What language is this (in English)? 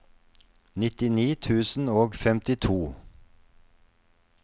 Norwegian